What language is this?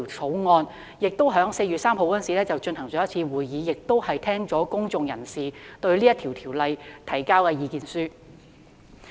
Cantonese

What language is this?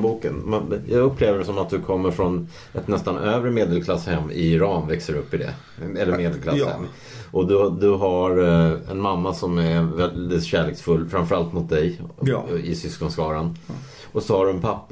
Swedish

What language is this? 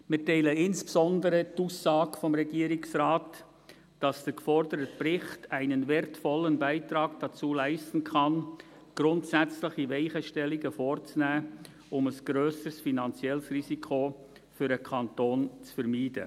Swiss German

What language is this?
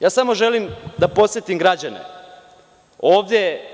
Serbian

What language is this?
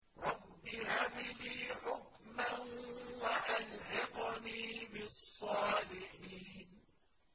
Arabic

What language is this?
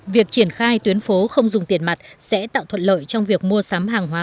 Vietnamese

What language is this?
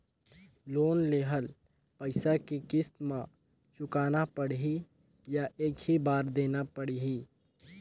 Chhattisgarhi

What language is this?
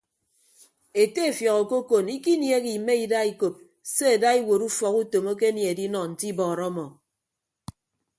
Ibibio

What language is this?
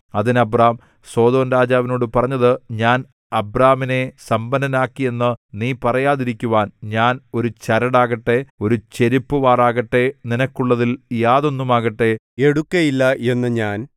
Malayalam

